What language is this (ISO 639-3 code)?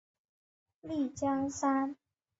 zho